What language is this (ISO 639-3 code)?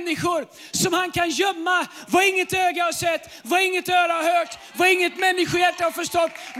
swe